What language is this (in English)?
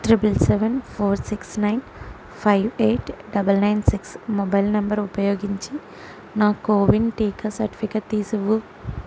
Telugu